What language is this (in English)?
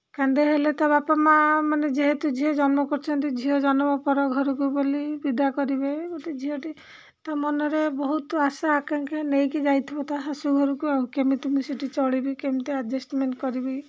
Odia